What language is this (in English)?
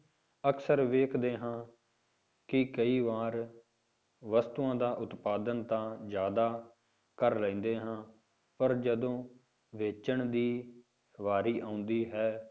Punjabi